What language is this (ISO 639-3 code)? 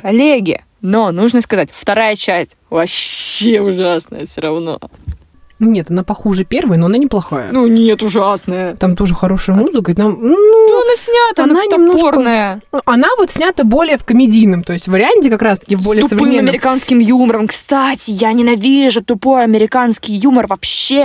rus